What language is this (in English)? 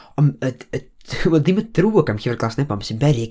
Welsh